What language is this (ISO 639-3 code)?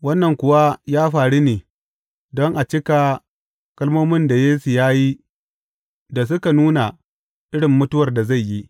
hau